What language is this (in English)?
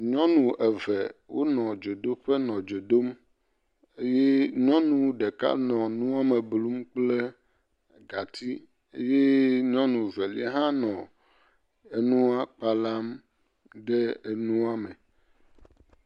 Ewe